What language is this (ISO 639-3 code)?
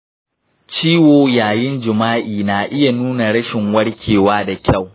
hau